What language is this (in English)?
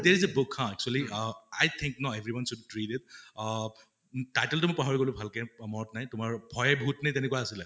Assamese